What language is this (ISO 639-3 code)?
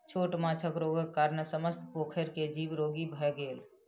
mai